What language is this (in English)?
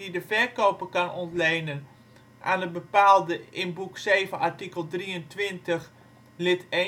Dutch